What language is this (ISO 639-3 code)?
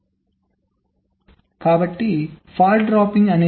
tel